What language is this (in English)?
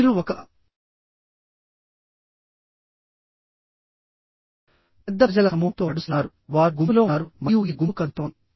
Telugu